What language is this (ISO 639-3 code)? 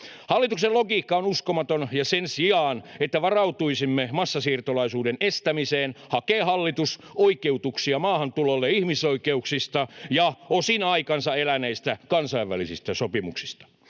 fin